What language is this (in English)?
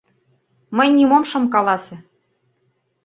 Mari